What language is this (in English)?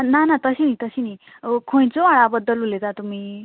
Konkani